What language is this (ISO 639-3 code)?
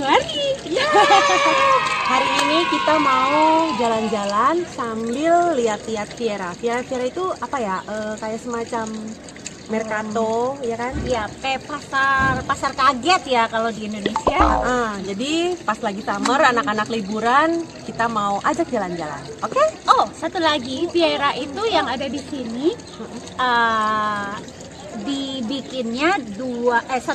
ind